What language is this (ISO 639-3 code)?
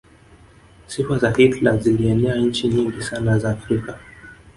swa